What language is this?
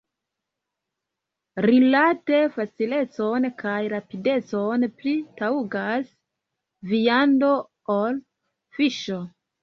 Esperanto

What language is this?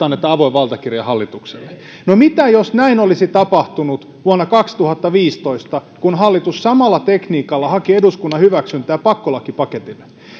Finnish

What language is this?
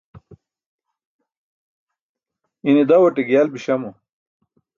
Burushaski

